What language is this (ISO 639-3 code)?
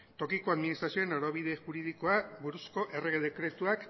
eus